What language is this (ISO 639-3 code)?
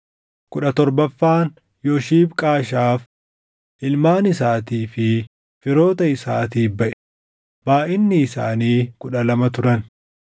orm